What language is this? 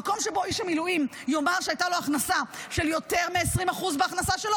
Hebrew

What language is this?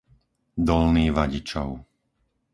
Slovak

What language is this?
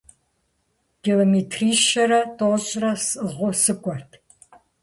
Kabardian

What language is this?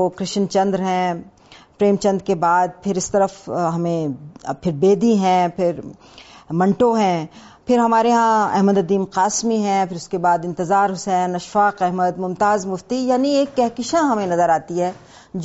Urdu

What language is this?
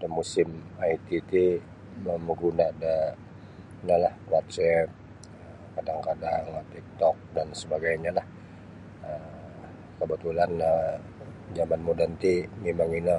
Sabah Bisaya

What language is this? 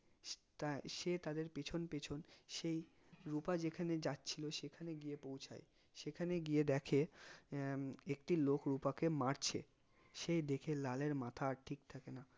Bangla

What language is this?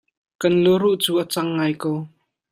Hakha Chin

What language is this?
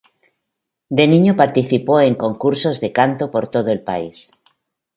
Spanish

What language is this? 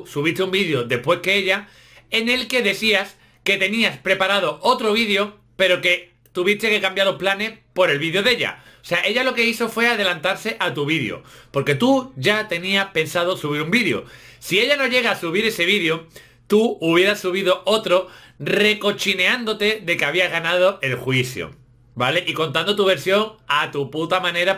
Spanish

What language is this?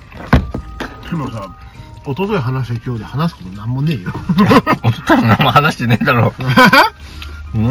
Japanese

